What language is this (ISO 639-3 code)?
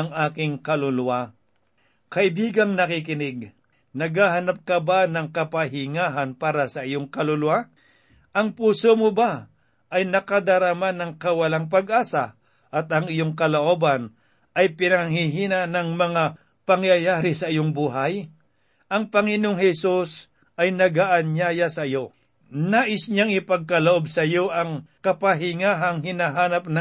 fil